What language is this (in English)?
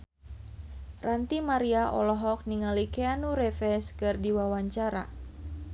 Sundanese